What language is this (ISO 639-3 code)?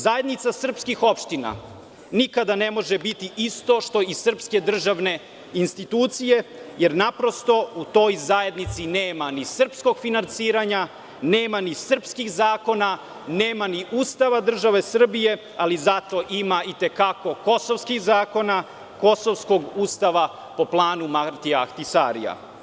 srp